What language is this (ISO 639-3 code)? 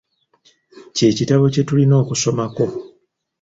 lug